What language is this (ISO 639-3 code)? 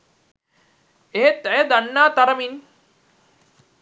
sin